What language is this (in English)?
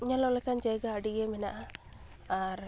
Santali